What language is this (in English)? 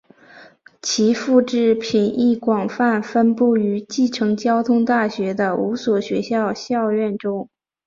Chinese